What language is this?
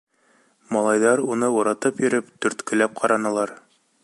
Bashkir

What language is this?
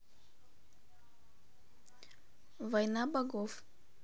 Russian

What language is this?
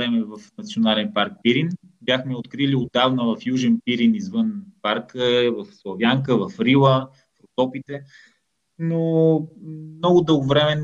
Bulgarian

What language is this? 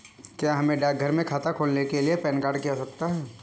Hindi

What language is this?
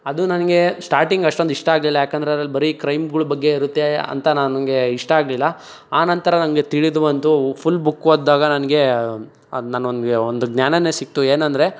Kannada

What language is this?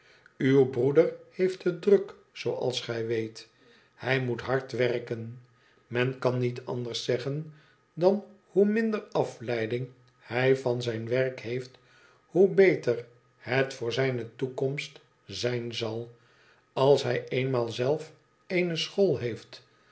Dutch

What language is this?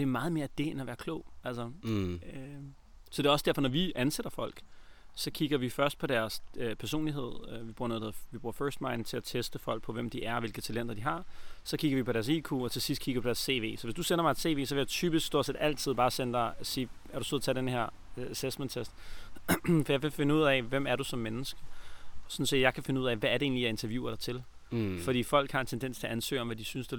Danish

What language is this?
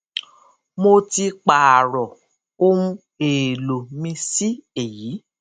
Yoruba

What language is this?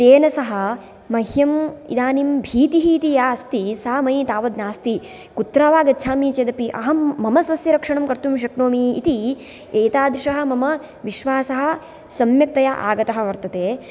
Sanskrit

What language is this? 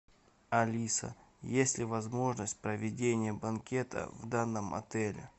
Russian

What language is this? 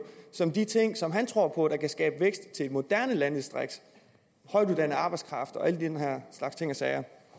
Danish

